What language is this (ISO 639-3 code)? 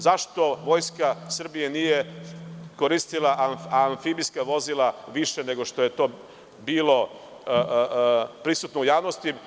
srp